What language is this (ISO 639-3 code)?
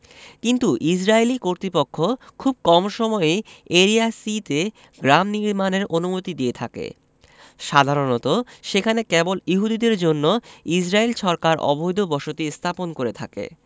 ben